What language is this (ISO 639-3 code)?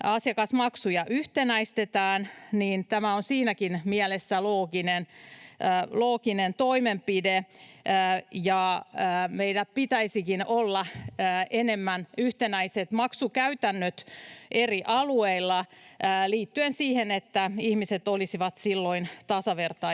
fin